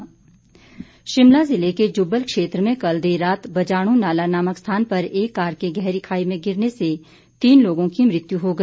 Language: Hindi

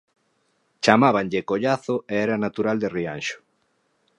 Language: Galician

